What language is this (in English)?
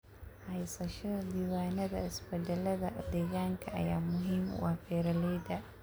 Somali